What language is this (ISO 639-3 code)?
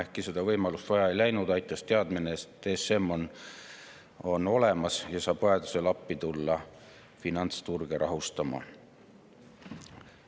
est